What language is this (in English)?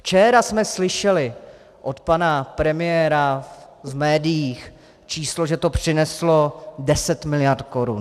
Czech